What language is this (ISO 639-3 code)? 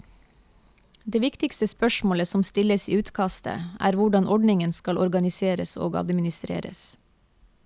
nor